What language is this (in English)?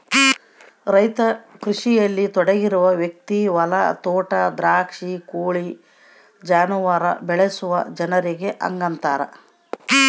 Kannada